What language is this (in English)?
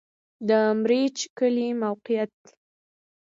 Pashto